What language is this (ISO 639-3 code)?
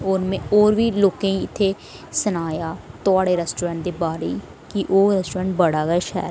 doi